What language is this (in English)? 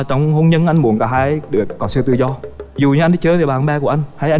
Vietnamese